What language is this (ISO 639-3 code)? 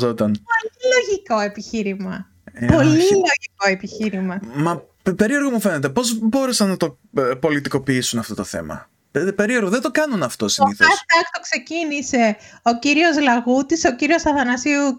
ell